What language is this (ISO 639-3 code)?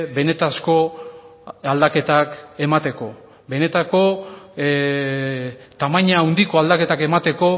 eus